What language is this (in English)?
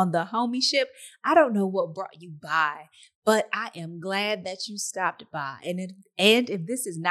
English